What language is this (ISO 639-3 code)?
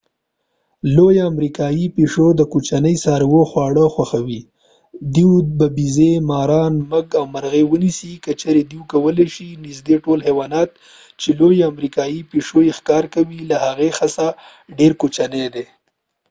pus